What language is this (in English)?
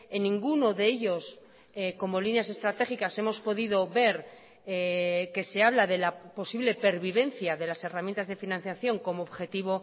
Spanish